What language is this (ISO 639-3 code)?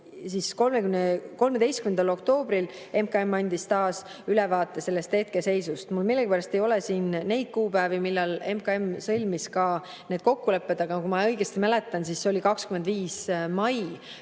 est